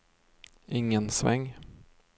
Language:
Swedish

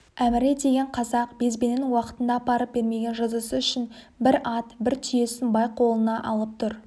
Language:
Kazakh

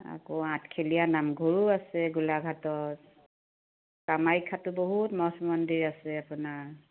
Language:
Assamese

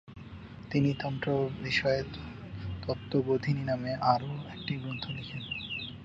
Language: Bangla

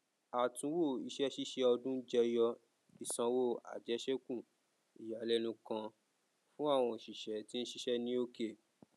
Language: Yoruba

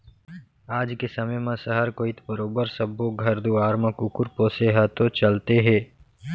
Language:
Chhattisgarhi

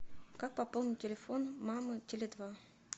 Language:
Russian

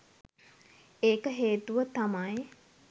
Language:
Sinhala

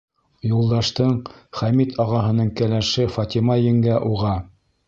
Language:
Bashkir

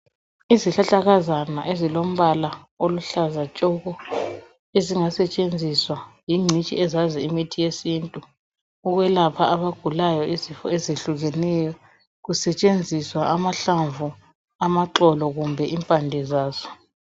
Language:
North Ndebele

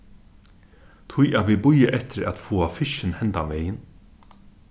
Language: Faroese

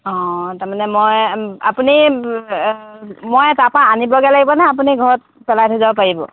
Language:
Assamese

